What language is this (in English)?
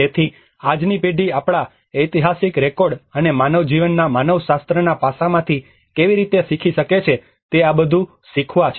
Gujarati